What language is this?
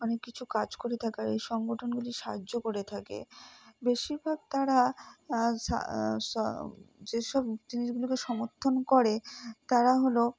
Bangla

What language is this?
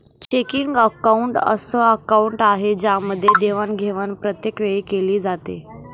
Marathi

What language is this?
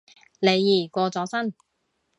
Cantonese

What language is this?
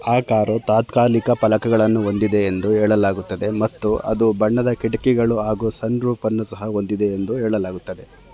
Kannada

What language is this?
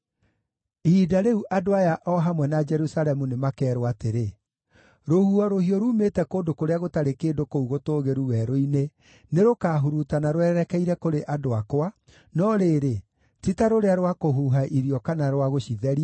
Kikuyu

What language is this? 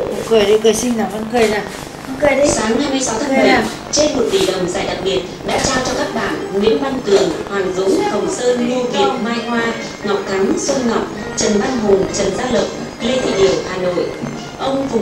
Vietnamese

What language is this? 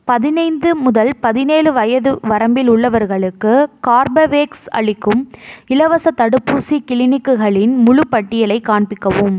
Tamil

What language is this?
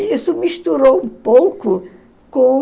Portuguese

